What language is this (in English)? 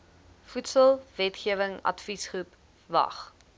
Afrikaans